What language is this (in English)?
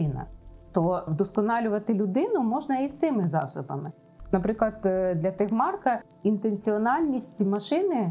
Ukrainian